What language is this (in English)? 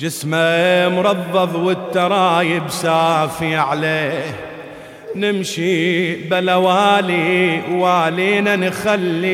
Arabic